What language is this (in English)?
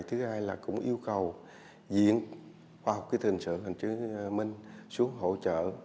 Vietnamese